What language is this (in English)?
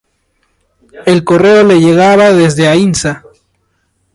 Spanish